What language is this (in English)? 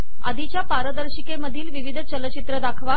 Marathi